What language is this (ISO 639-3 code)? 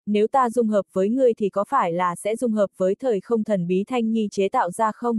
vie